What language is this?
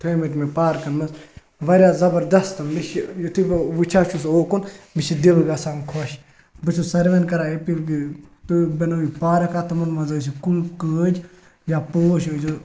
Kashmiri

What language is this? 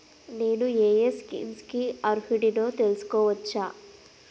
Telugu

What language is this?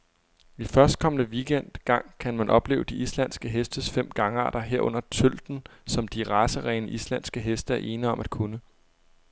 Danish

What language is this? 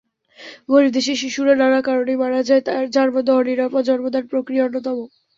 Bangla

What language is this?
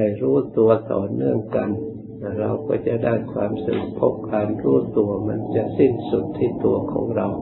Thai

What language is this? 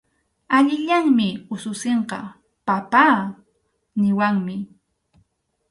Arequipa-La Unión Quechua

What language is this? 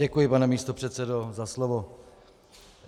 Czech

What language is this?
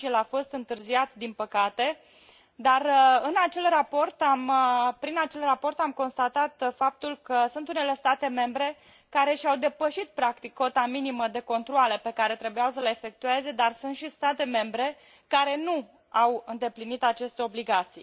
Romanian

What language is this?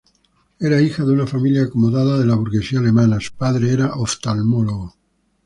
Spanish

